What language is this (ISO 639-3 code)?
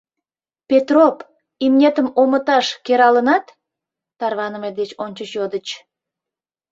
chm